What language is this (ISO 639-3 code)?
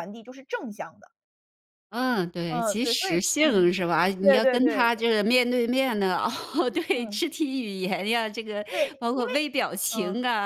zho